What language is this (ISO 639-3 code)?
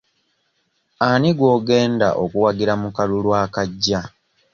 lug